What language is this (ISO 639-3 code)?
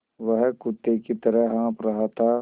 hin